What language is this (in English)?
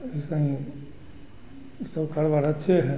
Hindi